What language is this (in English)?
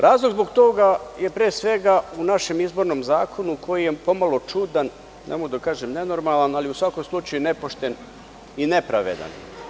Serbian